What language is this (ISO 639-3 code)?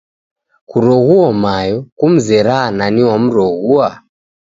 dav